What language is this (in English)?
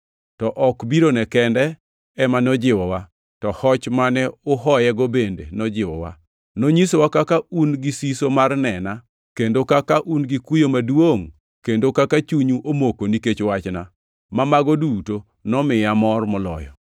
Luo (Kenya and Tanzania)